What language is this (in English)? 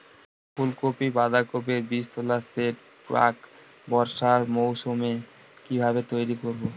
Bangla